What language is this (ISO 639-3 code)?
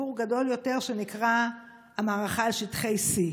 heb